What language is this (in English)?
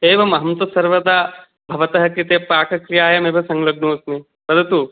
Sanskrit